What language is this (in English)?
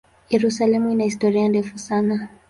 Swahili